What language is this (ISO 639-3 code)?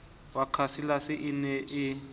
sot